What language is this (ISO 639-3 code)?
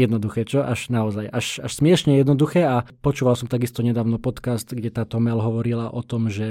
slk